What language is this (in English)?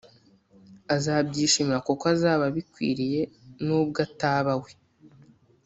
Kinyarwanda